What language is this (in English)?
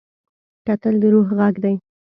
Pashto